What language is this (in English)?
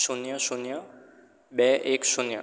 Gujarati